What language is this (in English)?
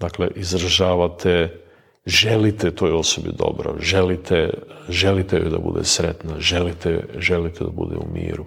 Croatian